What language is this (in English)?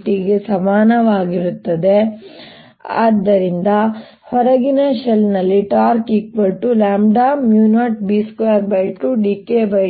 Kannada